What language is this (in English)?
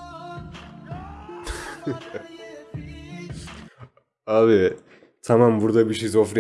Turkish